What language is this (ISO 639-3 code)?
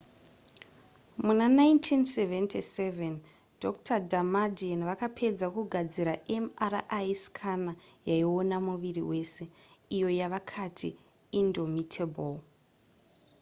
sna